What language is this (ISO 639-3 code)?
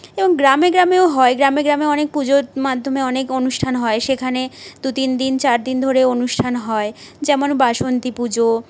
ben